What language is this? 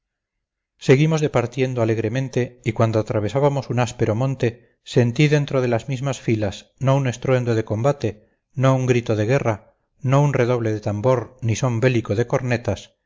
Spanish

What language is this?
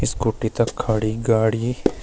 Garhwali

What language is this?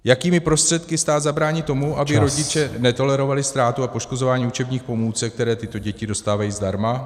Czech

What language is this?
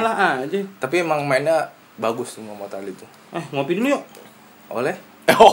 Indonesian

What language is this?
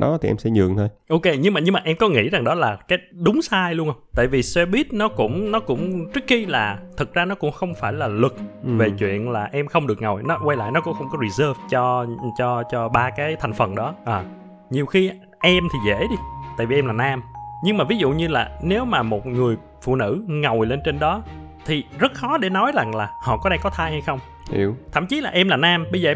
Vietnamese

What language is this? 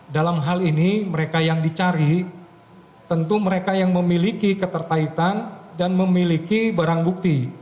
Indonesian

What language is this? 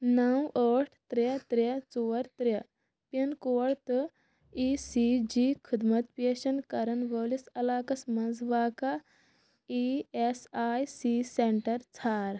Kashmiri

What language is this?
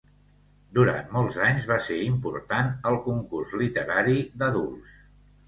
Catalan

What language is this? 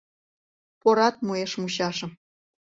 Mari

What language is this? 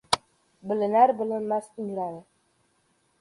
Uzbek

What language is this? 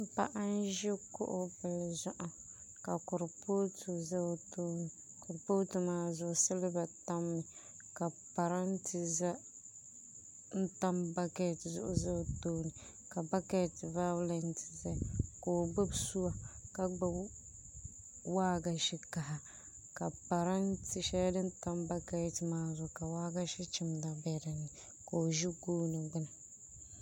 Dagbani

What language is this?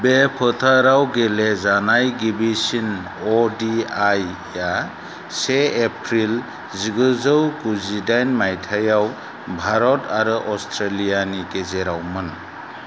Bodo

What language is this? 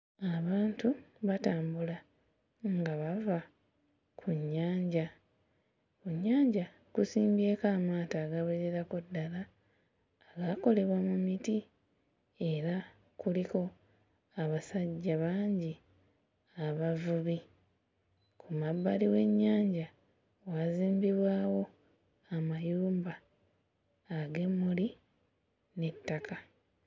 Ganda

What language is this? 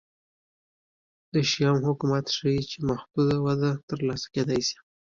Pashto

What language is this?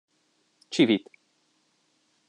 Hungarian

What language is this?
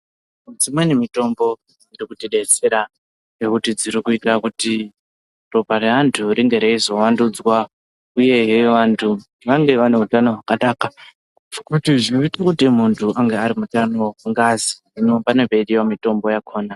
Ndau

